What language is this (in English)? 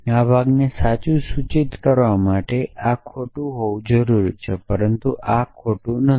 Gujarati